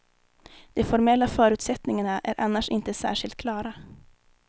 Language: Swedish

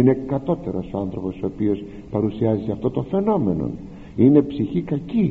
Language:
Greek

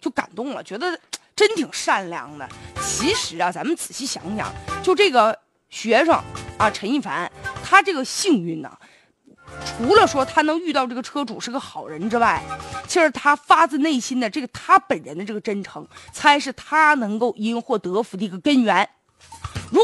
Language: Chinese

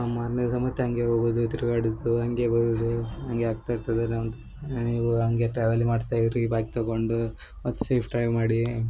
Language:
Kannada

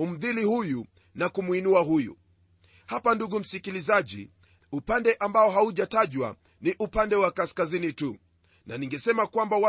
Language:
Swahili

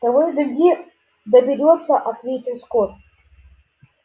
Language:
Russian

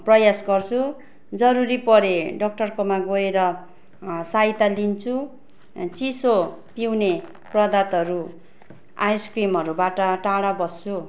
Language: Nepali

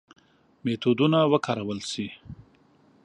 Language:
Pashto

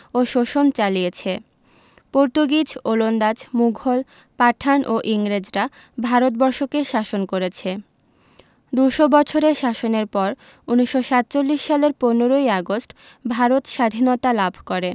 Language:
Bangla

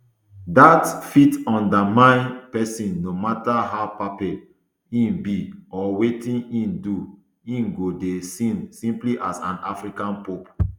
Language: Nigerian Pidgin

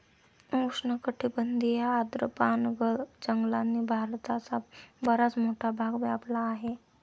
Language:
Marathi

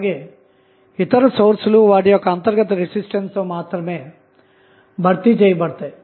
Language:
Telugu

